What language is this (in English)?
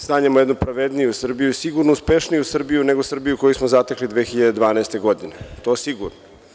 Serbian